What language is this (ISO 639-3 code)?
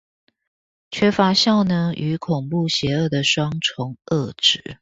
zho